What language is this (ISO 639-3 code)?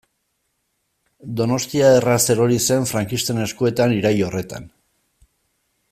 eus